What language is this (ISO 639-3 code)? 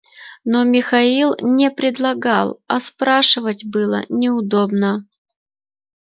rus